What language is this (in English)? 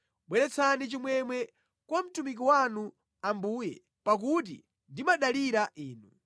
Nyanja